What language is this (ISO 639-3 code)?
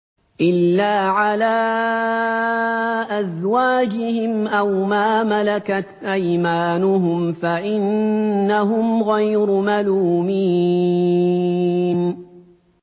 ara